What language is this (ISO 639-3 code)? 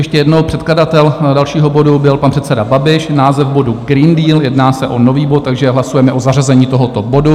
ces